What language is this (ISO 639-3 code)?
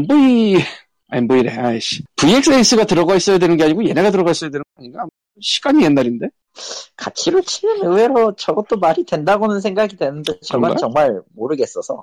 kor